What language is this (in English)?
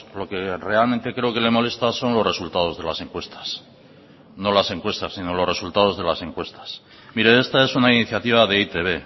Spanish